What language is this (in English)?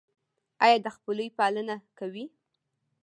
Pashto